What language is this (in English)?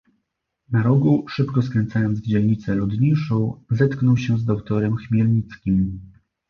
Polish